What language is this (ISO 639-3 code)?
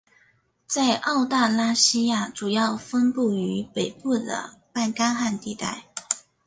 zho